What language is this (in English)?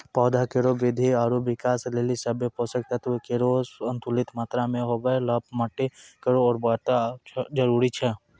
Maithili